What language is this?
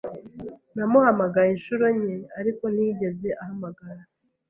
Kinyarwanda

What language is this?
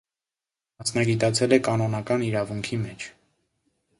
Armenian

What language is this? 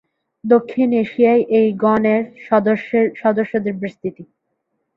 Bangla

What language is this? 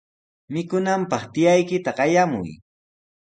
Sihuas Ancash Quechua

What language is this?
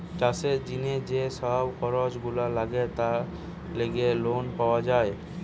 Bangla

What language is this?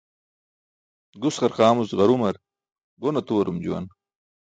Burushaski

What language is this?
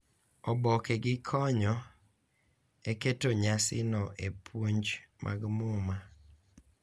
Luo (Kenya and Tanzania)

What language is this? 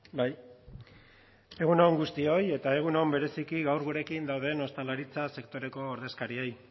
Basque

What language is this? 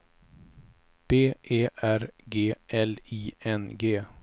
Swedish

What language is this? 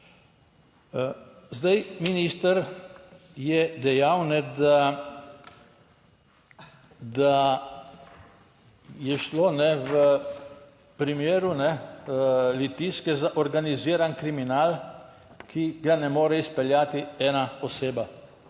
Slovenian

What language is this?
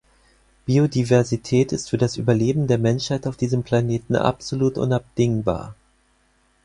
German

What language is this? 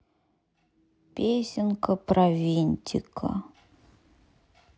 Russian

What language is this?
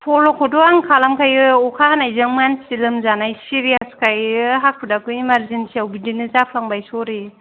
Bodo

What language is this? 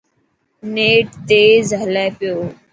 Dhatki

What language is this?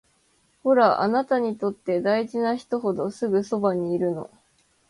Japanese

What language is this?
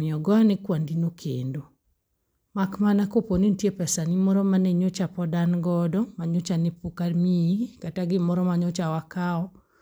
Luo (Kenya and Tanzania)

